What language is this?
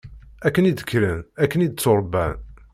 Kabyle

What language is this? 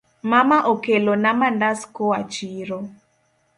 Luo (Kenya and Tanzania)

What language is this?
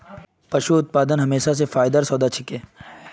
Magahi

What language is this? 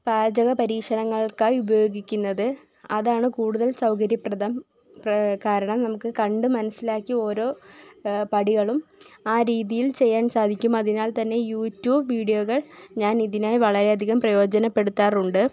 Malayalam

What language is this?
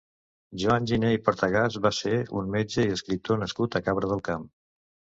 Catalan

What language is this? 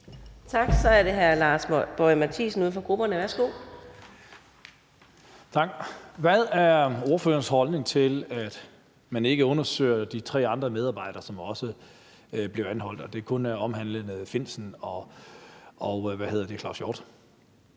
Danish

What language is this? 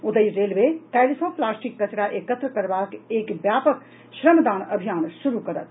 Maithili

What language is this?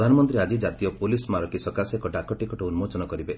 Odia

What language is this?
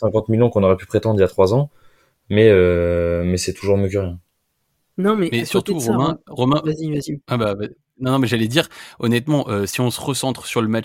French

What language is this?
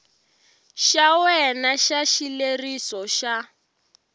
Tsonga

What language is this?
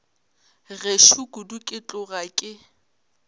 Northern Sotho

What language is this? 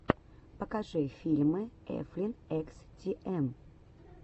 Russian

